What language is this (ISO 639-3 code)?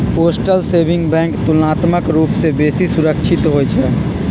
mag